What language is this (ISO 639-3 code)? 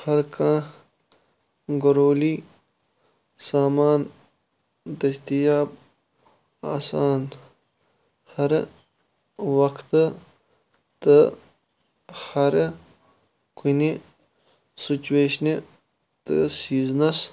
kas